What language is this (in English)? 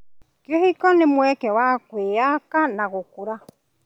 Kikuyu